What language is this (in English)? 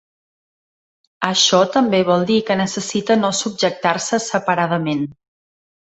Catalan